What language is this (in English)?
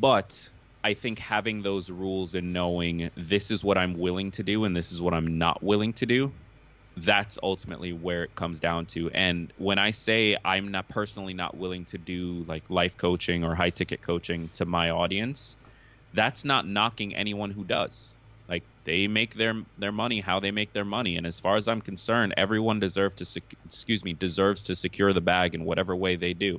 English